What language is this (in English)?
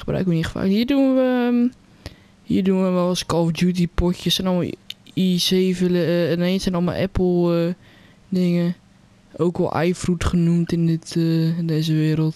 Dutch